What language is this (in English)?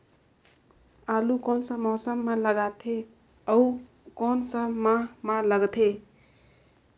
Chhattisgarhi